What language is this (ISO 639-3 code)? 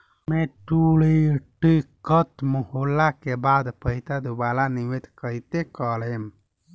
bho